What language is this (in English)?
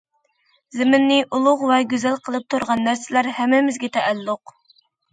Uyghur